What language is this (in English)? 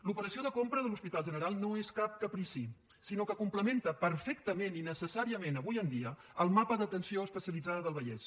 Catalan